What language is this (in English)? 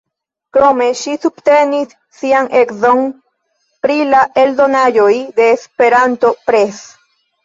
Esperanto